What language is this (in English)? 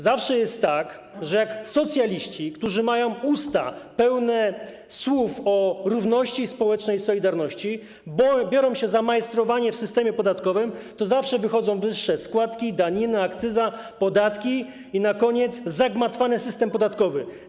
Polish